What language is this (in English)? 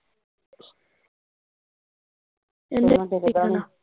Punjabi